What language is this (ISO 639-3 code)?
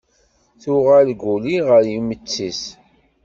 kab